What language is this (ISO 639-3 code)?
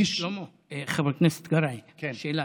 heb